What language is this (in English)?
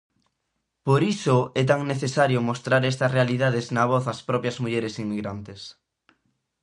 Galician